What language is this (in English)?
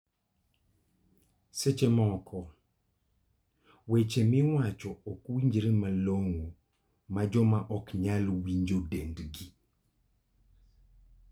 Luo (Kenya and Tanzania)